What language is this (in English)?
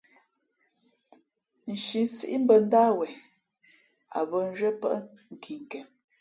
Fe'fe'